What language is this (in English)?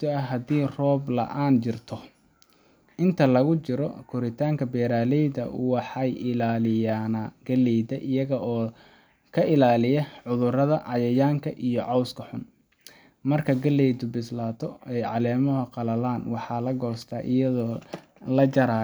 Somali